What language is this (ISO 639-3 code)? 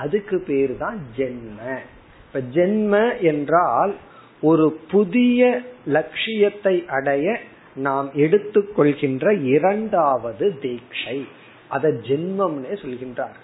tam